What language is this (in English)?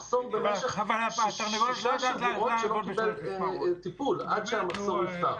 Hebrew